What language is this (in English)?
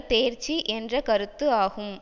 Tamil